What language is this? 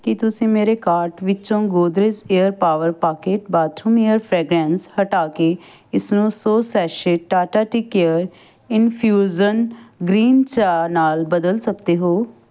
Punjabi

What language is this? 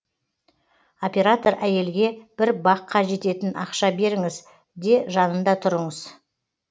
Kazakh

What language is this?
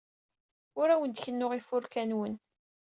Kabyle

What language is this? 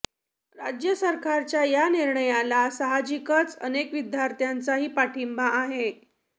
Marathi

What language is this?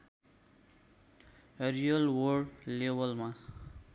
Nepali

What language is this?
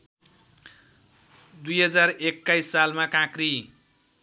Nepali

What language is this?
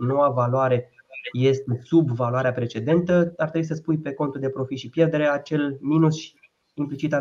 Romanian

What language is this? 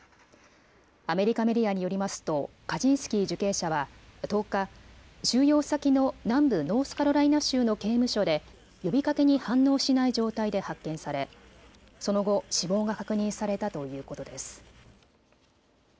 Japanese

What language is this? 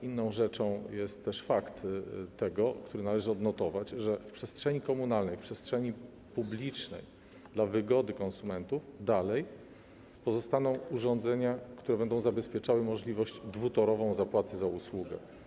Polish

